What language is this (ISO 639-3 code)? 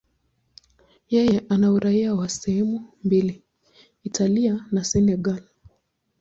swa